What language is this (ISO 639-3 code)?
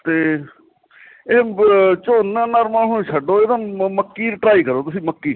pan